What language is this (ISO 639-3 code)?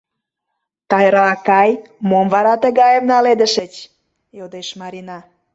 chm